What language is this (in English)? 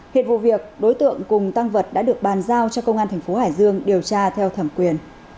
Vietnamese